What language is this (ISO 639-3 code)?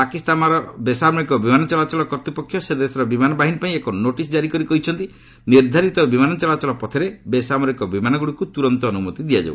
ori